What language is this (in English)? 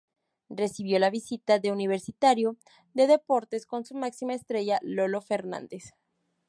Spanish